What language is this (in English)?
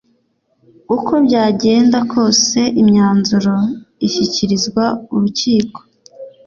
Kinyarwanda